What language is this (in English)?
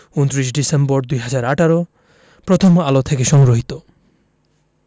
Bangla